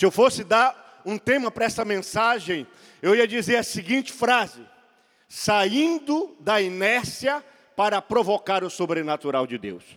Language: Portuguese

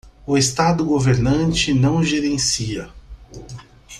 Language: Portuguese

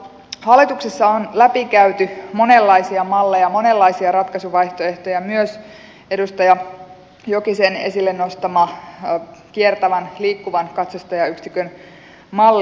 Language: Finnish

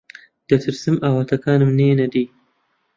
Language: Central Kurdish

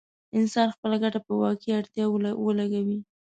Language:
Pashto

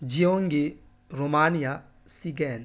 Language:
Urdu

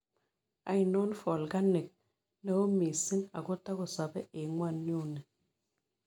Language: Kalenjin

